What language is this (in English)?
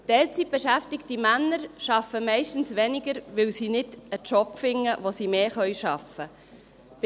Swiss German